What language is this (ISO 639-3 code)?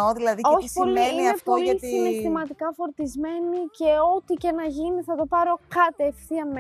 ell